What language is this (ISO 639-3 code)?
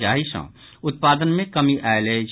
mai